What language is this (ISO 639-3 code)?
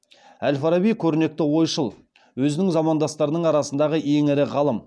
kaz